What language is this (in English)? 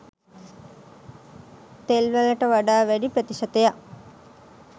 Sinhala